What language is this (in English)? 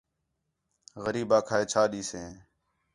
Khetrani